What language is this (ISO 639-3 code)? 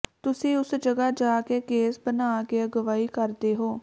pan